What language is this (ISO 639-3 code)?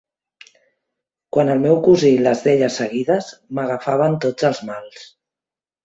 cat